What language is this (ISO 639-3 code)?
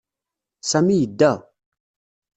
kab